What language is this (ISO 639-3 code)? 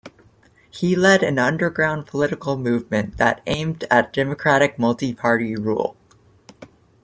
eng